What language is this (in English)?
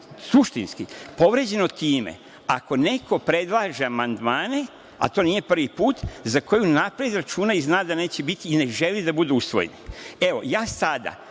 Serbian